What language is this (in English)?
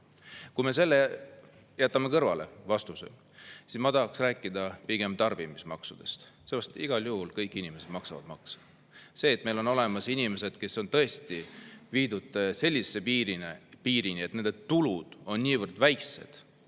Estonian